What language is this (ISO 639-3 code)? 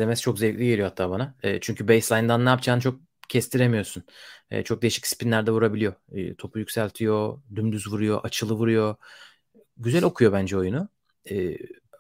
tur